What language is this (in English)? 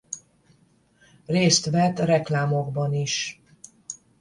Hungarian